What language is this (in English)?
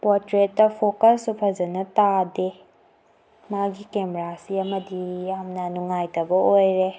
Manipuri